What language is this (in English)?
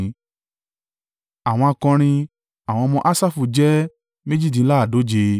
Yoruba